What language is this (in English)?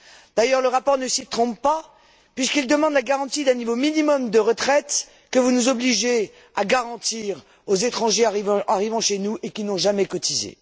French